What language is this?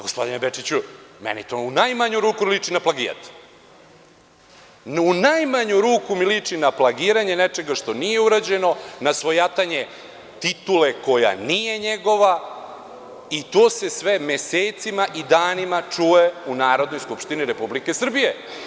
Serbian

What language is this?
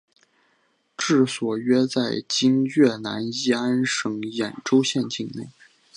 Chinese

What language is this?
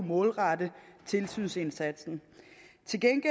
Danish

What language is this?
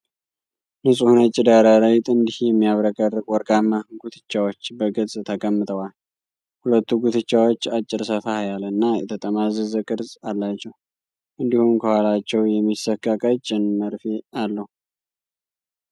Amharic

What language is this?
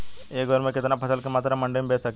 Bhojpuri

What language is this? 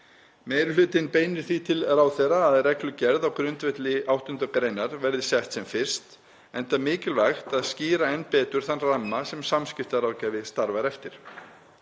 Icelandic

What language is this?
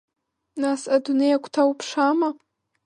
Abkhazian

